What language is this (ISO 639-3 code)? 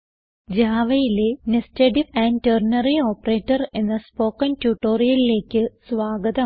mal